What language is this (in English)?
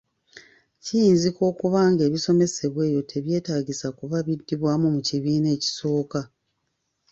Ganda